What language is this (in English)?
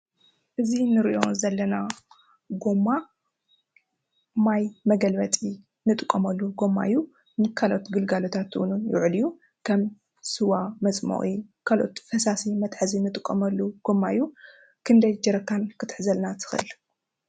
Tigrinya